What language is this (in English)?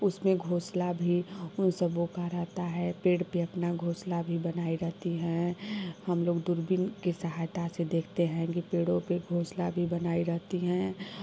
Hindi